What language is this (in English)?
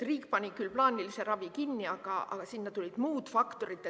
Estonian